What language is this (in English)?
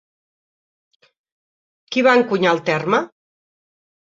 Catalan